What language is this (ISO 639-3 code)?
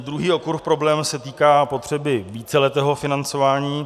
ces